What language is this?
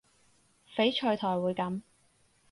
Cantonese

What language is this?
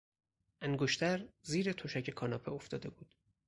Persian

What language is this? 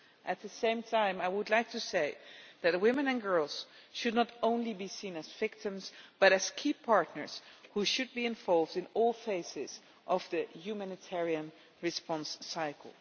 English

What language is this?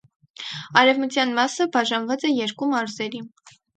Armenian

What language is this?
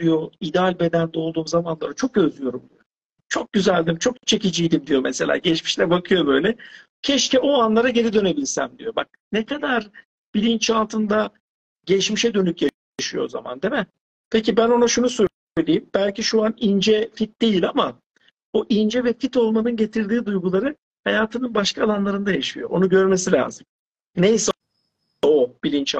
Turkish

